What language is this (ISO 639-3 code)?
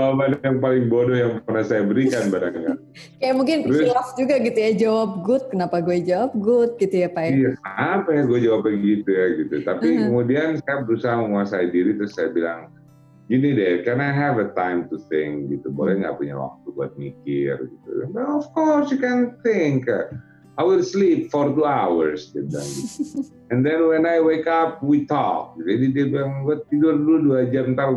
ind